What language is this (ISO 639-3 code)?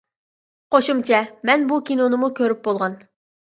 uig